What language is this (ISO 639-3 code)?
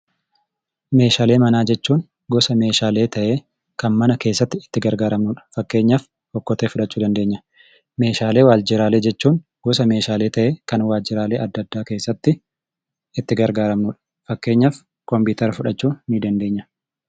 orm